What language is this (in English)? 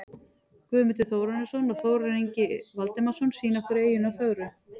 Icelandic